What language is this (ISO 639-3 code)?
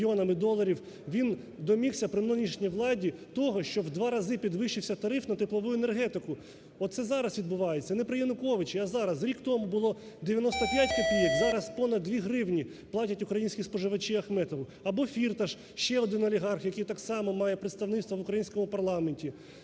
ukr